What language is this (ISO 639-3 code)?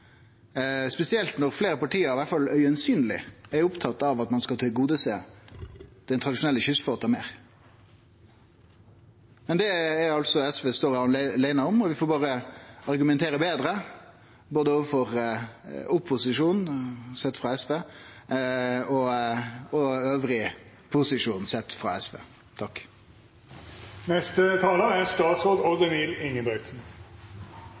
nno